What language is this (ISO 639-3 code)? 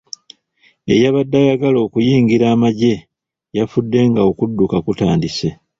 lug